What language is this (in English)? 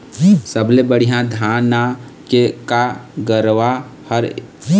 Chhattisgarhi